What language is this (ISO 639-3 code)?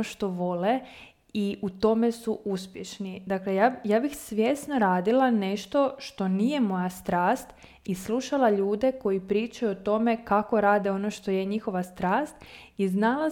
hrv